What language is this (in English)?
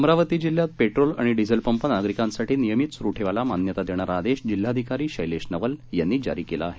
Marathi